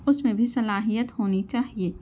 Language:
Urdu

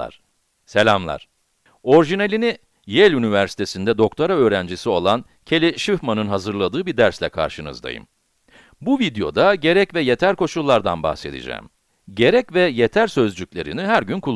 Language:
Turkish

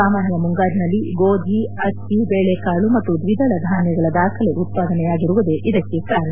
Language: Kannada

